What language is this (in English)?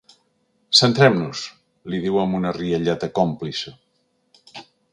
Catalan